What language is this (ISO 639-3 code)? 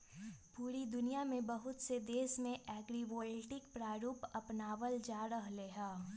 mag